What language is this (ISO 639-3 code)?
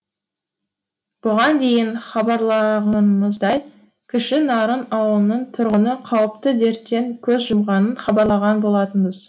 kaz